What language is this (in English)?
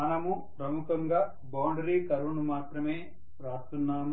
Telugu